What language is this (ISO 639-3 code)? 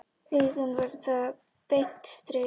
isl